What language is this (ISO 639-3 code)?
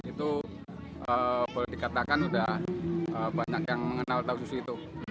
ind